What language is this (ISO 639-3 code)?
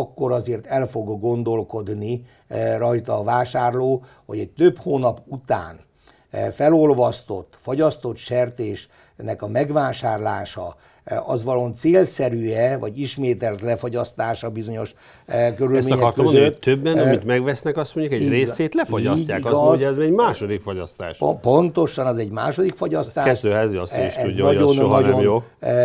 hun